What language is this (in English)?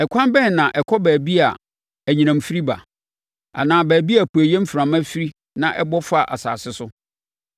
Akan